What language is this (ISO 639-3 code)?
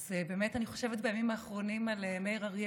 heb